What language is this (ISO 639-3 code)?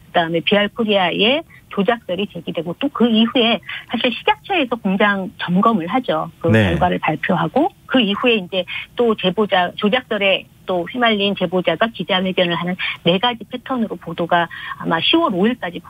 kor